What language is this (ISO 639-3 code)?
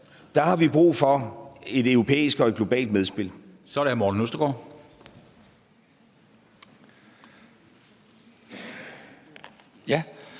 dan